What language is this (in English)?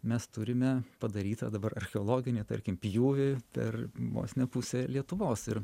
Lithuanian